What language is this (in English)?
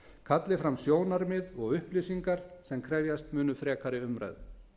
Icelandic